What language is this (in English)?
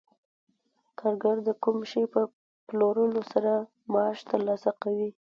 Pashto